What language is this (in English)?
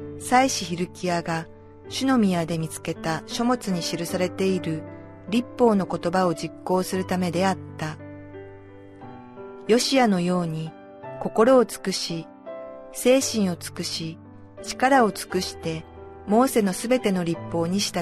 Japanese